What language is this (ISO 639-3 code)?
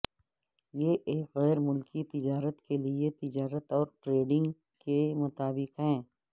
urd